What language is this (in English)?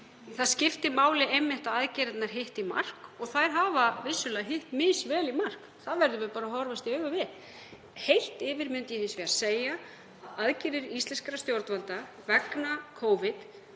Icelandic